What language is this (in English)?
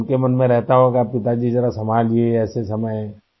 Urdu